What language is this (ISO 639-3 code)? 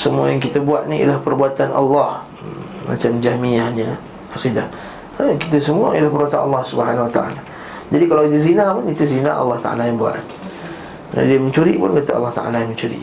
msa